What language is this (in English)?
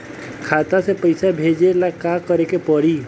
Bhojpuri